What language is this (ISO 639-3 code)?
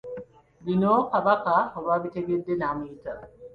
lug